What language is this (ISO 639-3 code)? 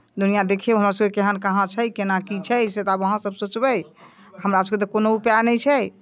mai